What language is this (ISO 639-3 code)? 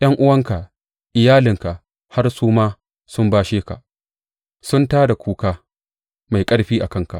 hau